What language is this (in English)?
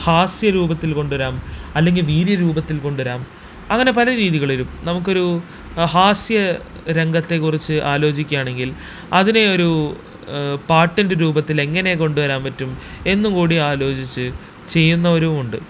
Malayalam